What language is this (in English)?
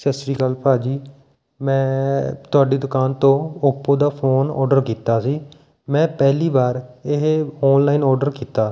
Punjabi